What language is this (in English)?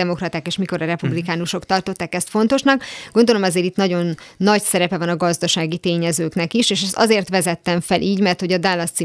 Hungarian